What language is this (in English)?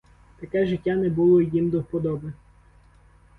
Ukrainian